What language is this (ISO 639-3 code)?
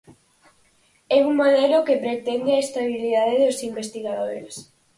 glg